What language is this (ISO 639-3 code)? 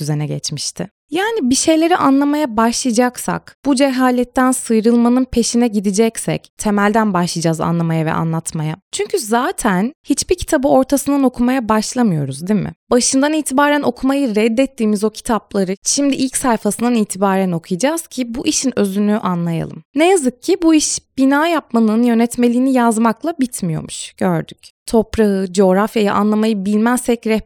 tur